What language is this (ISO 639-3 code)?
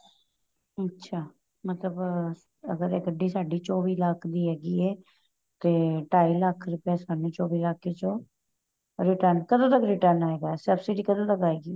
pan